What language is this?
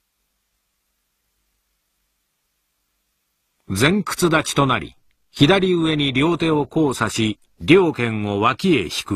Japanese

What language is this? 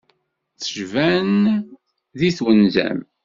Kabyle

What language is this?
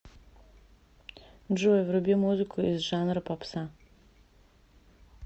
Russian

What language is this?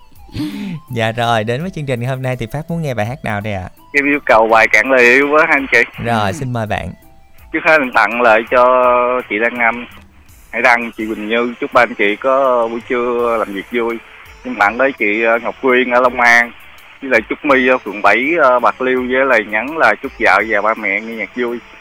Vietnamese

